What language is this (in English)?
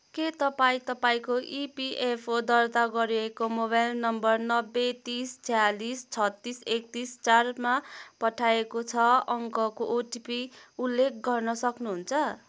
Nepali